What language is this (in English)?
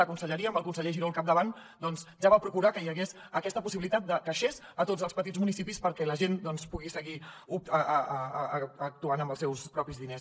Catalan